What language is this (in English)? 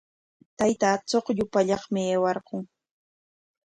Corongo Ancash Quechua